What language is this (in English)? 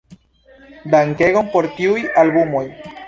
Esperanto